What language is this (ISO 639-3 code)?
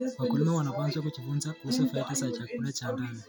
kln